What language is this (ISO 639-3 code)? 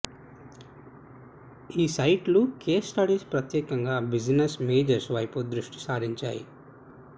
tel